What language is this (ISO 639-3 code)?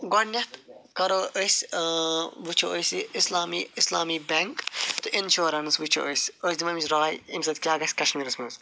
kas